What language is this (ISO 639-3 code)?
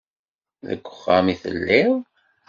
kab